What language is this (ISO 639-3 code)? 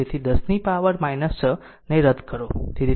guj